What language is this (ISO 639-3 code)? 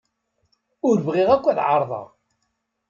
kab